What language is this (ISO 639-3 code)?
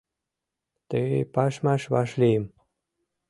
chm